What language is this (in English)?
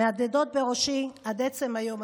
Hebrew